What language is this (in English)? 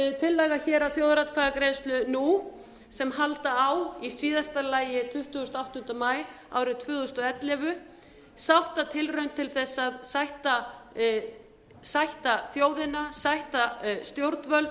Icelandic